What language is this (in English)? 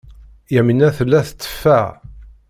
Kabyle